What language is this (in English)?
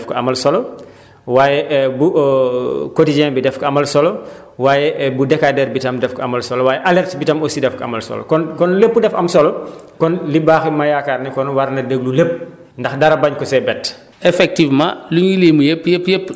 Wolof